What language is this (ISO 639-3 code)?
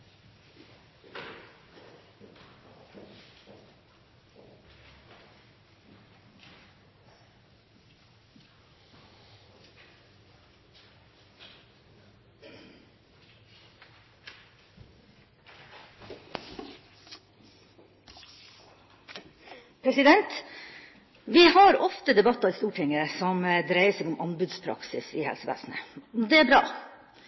nob